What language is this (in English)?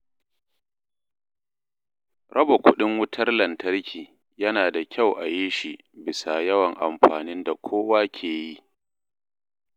Hausa